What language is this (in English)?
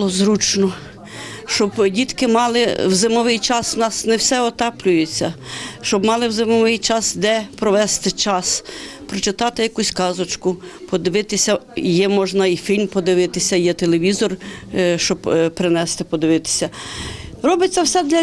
Ukrainian